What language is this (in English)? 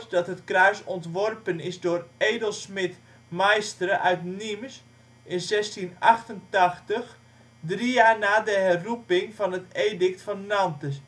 Dutch